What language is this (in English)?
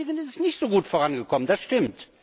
German